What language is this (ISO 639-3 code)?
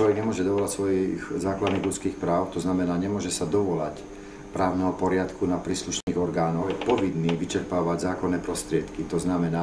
slk